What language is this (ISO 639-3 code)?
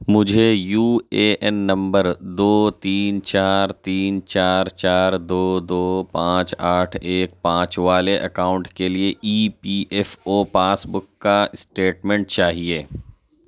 urd